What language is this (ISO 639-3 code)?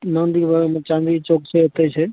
mai